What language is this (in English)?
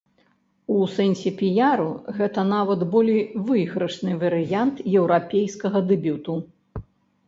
Belarusian